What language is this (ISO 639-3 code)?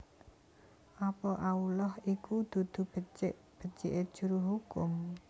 jav